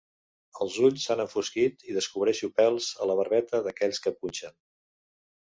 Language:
Catalan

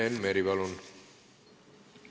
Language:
Estonian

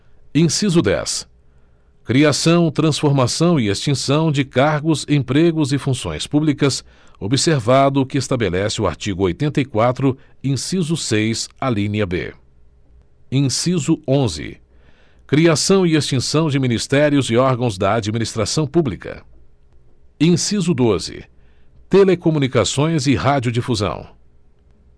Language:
Portuguese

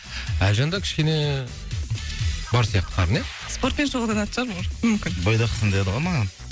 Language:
Kazakh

